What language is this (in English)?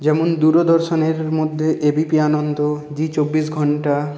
Bangla